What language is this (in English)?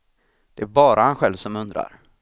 Swedish